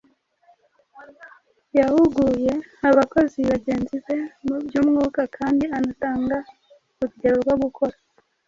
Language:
Kinyarwanda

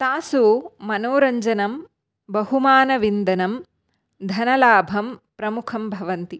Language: Sanskrit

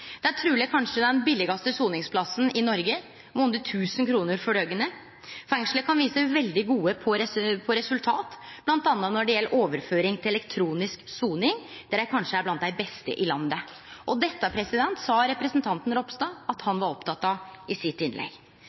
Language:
Norwegian Nynorsk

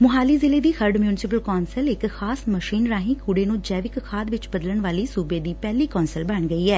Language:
Punjabi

